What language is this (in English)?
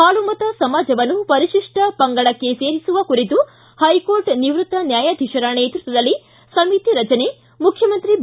Kannada